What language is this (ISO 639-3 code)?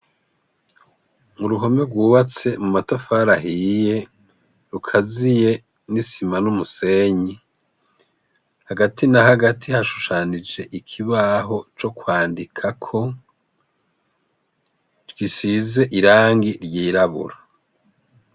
run